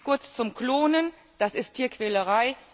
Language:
German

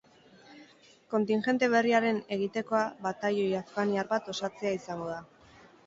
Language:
Basque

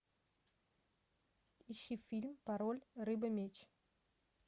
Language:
Russian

